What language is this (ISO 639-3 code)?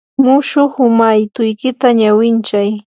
qur